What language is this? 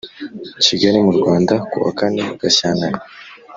Kinyarwanda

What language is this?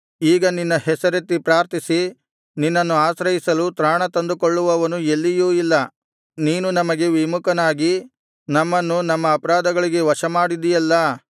Kannada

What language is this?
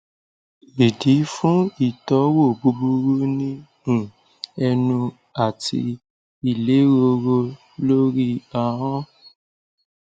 Yoruba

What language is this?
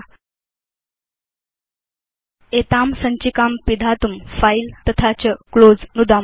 Sanskrit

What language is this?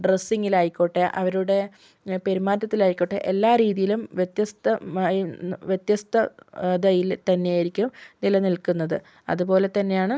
Malayalam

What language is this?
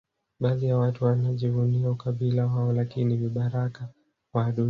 Swahili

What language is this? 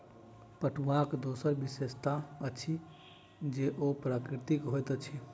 Maithili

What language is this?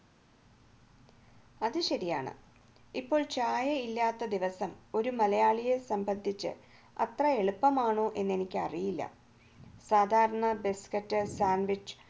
Malayalam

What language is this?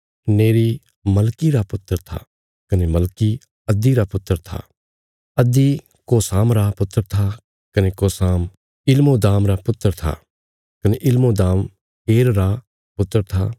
Bilaspuri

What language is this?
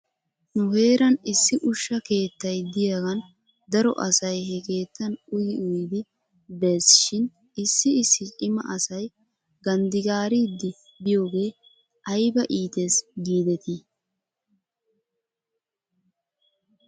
Wolaytta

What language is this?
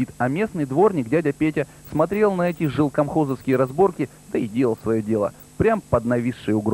Russian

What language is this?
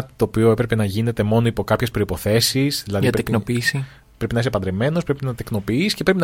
Greek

